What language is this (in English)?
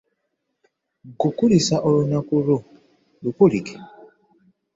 Ganda